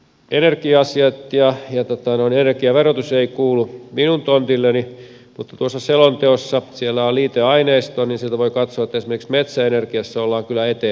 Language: Finnish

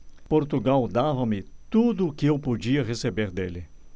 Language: Portuguese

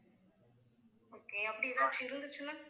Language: Tamil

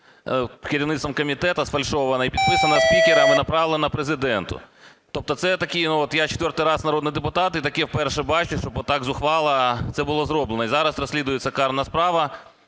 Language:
Ukrainian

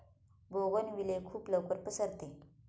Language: Marathi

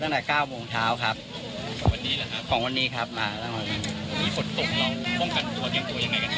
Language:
Thai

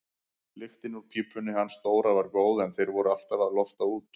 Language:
Icelandic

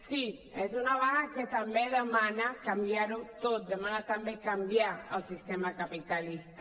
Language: Catalan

